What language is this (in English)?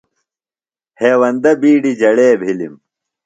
Phalura